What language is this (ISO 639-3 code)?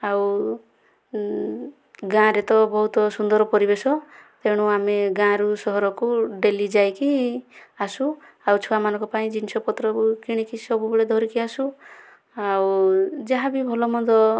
ori